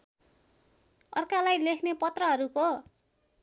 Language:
Nepali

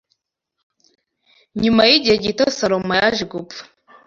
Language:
Kinyarwanda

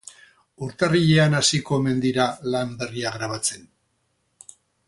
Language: Basque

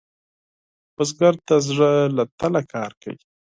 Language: Pashto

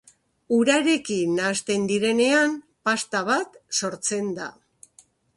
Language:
Basque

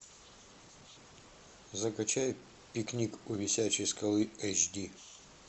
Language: Russian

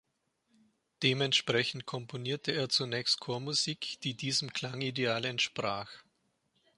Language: German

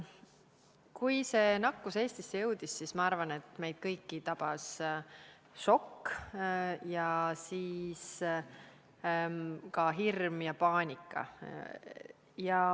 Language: Estonian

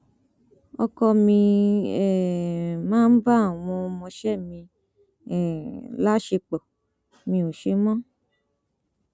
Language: Yoruba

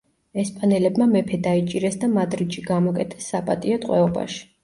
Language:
Georgian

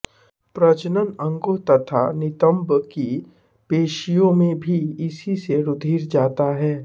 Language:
Hindi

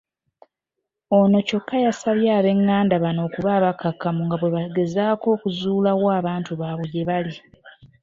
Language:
Ganda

